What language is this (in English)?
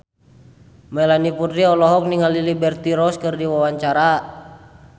Sundanese